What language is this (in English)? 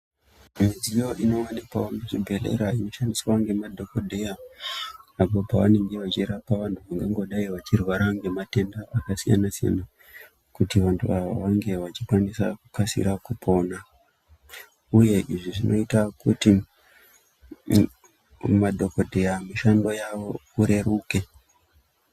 Ndau